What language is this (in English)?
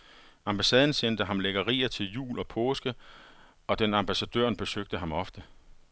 Danish